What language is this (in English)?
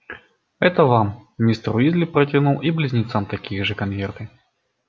Russian